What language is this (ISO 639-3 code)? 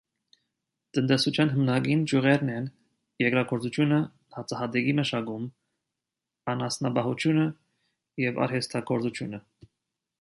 hye